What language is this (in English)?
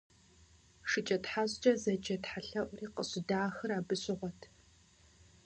Kabardian